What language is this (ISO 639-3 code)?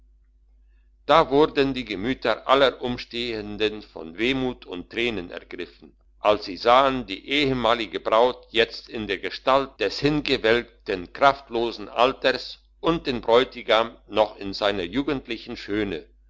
deu